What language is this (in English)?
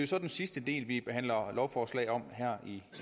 Danish